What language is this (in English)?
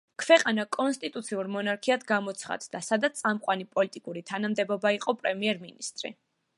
Georgian